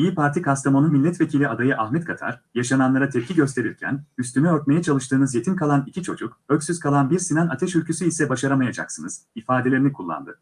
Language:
Turkish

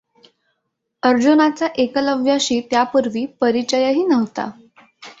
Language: Marathi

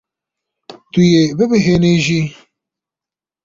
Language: Kurdish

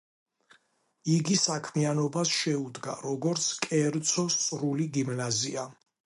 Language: Georgian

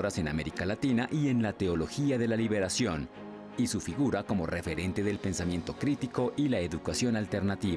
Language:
Spanish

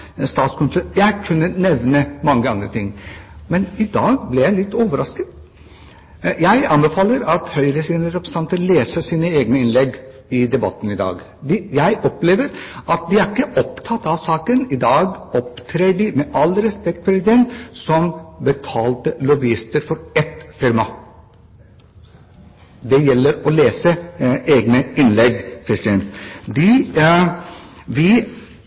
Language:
Norwegian Bokmål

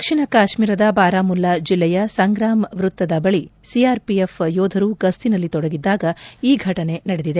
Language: Kannada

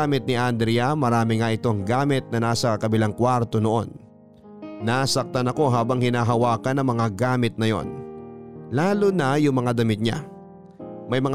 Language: Filipino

